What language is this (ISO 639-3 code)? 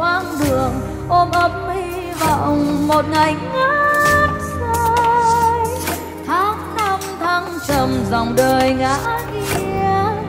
vie